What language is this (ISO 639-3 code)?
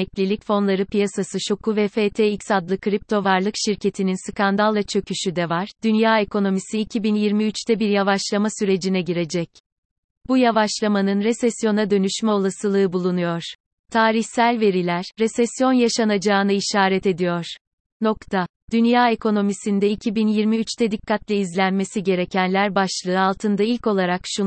tur